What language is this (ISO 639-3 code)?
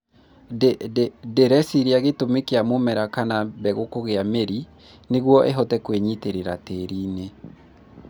kik